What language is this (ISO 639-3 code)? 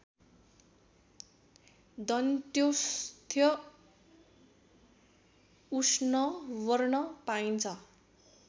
nep